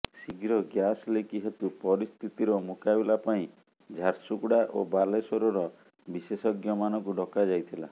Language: Odia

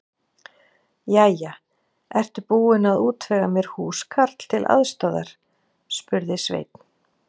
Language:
Icelandic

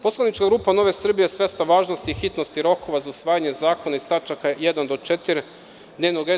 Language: Serbian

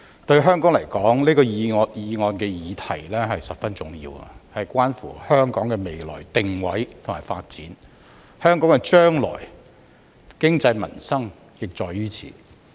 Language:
Cantonese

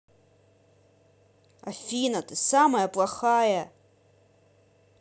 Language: Russian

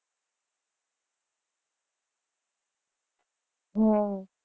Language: Gujarati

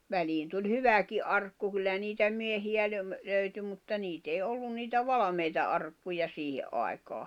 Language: Finnish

